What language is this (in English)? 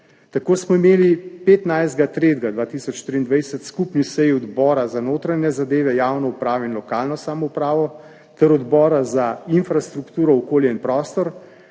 Slovenian